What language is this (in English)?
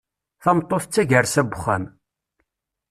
Kabyle